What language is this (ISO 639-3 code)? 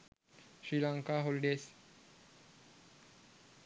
sin